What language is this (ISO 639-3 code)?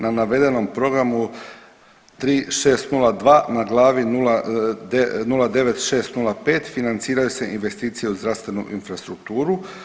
hrv